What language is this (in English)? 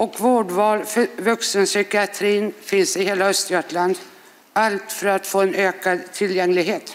Swedish